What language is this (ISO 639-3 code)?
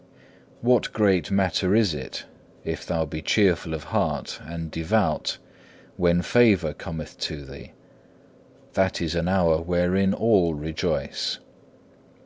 eng